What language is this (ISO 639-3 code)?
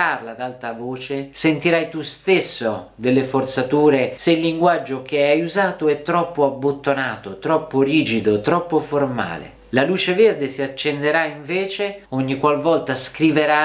ita